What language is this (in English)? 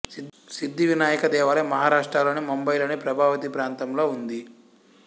Telugu